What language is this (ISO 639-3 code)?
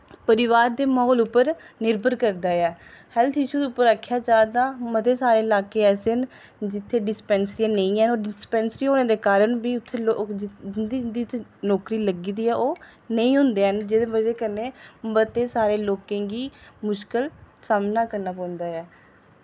doi